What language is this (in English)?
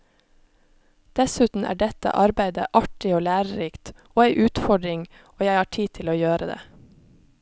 Norwegian